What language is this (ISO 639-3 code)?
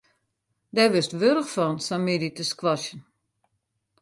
fry